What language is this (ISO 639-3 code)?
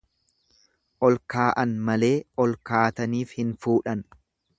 orm